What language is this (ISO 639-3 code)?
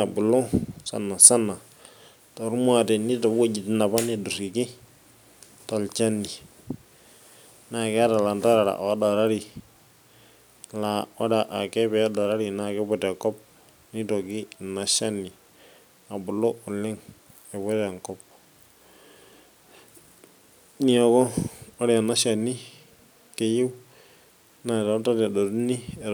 mas